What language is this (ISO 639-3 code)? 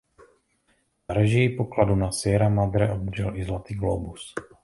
ces